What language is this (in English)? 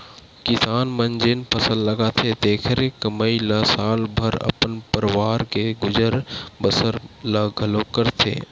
Chhattisgarhi